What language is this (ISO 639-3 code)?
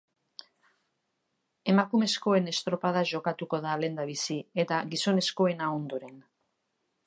eus